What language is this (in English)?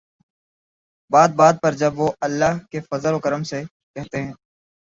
Urdu